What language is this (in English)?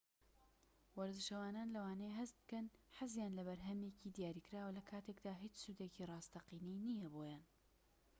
Central Kurdish